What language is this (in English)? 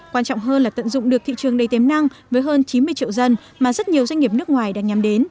Vietnamese